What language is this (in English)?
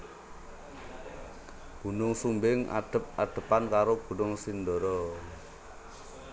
Javanese